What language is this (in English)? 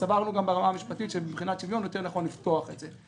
Hebrew